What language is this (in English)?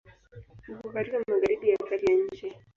Swahili